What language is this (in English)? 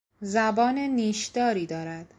Persian